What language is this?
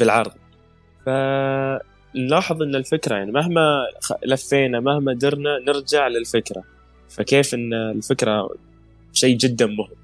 Arabic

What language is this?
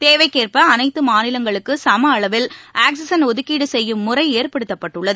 Tamil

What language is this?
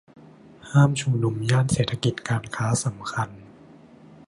Thai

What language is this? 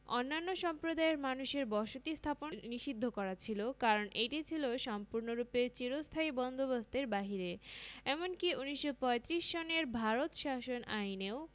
Bangla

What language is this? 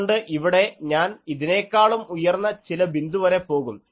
Malayalam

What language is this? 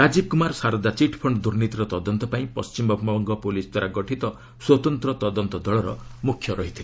Odia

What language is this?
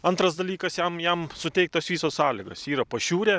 Lithuanian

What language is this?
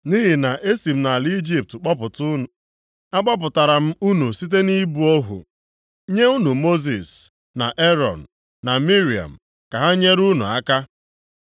Igbo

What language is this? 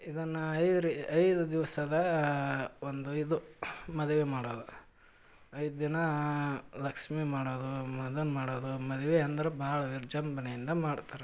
Kannada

